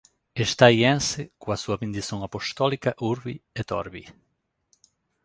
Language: Galician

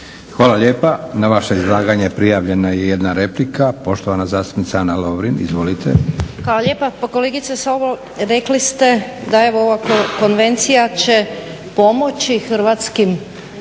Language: Croatian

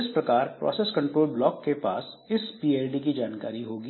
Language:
Hindi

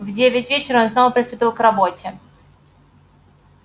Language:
Russian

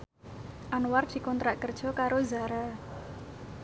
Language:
Javanese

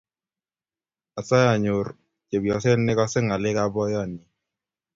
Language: Kalenjin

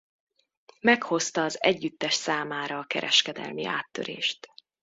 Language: Hungarian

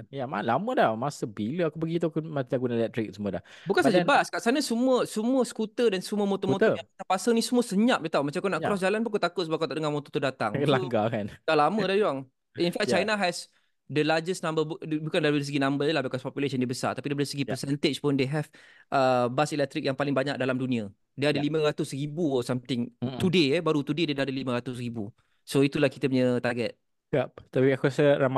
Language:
Malay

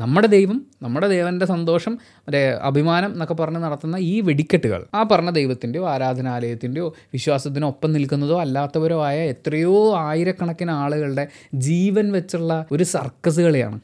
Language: Malayalam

